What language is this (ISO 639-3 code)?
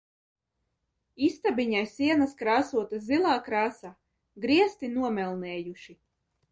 lav